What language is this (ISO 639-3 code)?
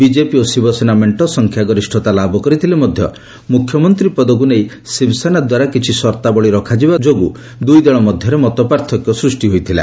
ori